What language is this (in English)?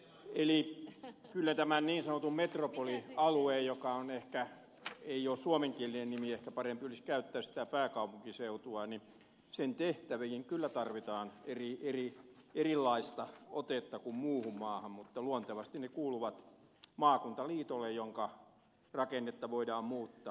Finnish